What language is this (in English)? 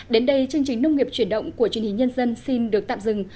Vietnamese